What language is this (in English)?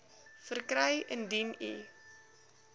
Afrikaans